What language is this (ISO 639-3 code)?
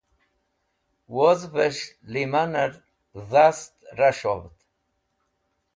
wbl